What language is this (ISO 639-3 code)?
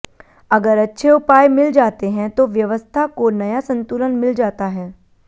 hin